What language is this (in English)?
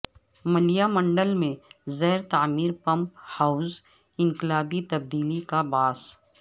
Urdu